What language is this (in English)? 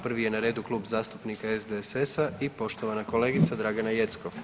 Croatian